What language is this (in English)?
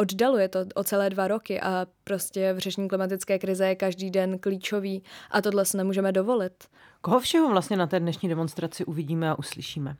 Czech